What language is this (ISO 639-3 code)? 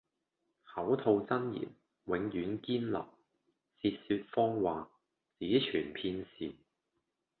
yue